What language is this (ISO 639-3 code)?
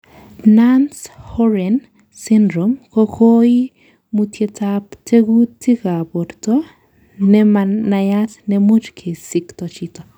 kln